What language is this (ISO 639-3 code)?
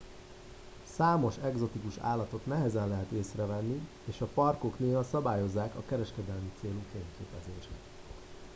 hun